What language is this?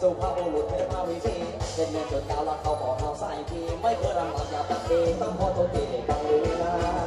Thai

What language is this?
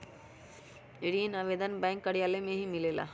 Magahi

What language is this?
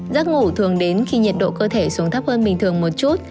Vietnamese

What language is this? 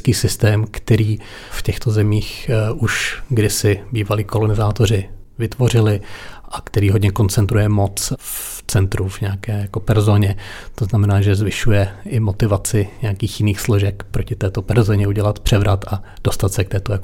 Czech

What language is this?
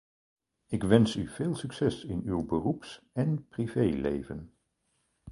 Dutch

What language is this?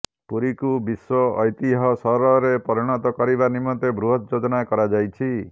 Odia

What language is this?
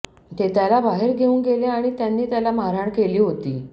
Marathi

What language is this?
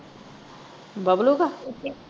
Punjabi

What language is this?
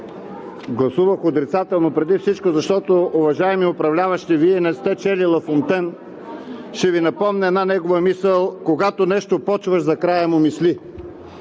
Bulgarian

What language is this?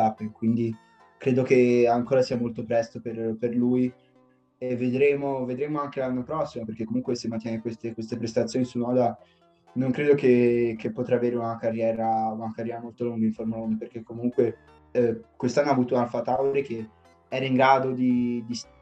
Italian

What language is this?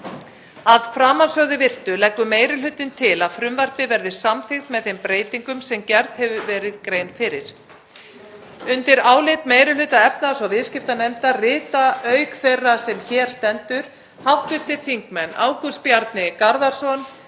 Icelandic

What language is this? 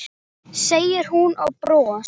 Icelandic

